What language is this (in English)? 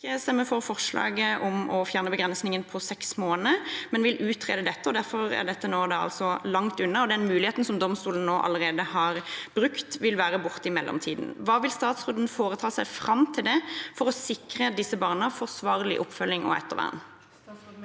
Norwegian